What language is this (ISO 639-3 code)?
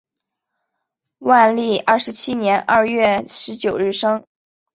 zho